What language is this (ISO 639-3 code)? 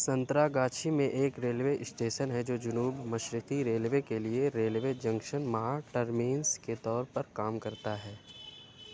urd